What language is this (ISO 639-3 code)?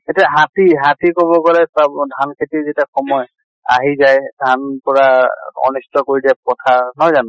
asm